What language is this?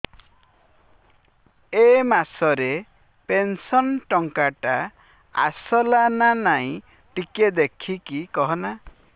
Odia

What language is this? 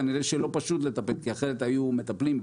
Hebrew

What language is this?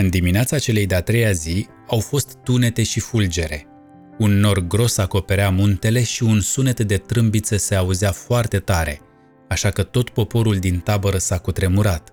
Romanian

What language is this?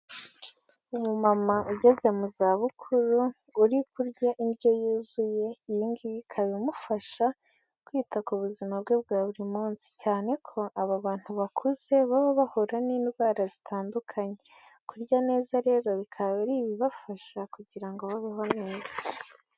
Kinyarwanda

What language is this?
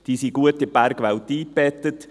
Swiss German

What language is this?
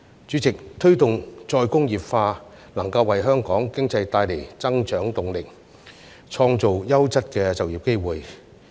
Cantonese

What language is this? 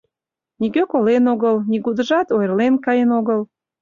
Mari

